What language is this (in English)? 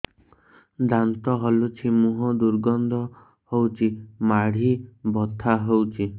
Odia